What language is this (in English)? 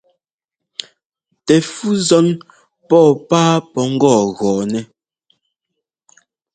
Ngomba